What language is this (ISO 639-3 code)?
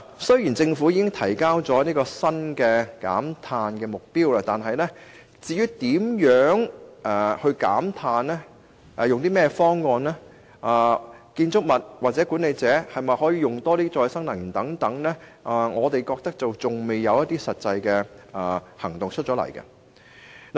yue